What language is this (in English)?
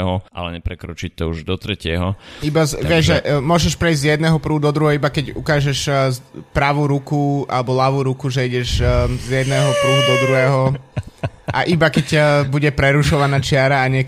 Slovak